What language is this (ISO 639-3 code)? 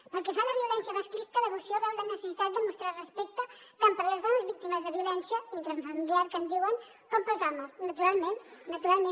cat